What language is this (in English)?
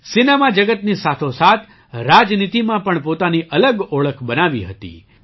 Gujarati